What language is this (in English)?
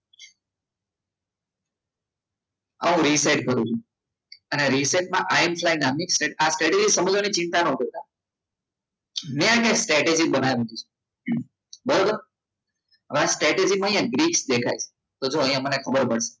Gujarati